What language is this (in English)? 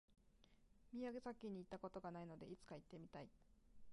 Japanese